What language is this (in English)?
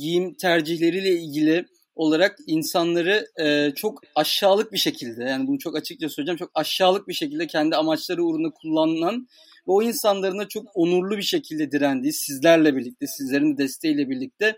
Turkish